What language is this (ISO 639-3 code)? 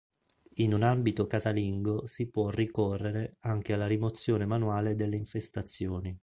ita